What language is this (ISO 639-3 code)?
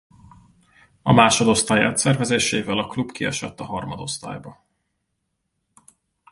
hun